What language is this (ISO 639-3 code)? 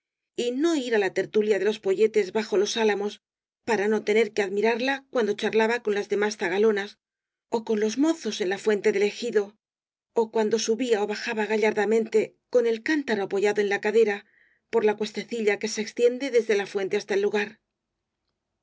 spa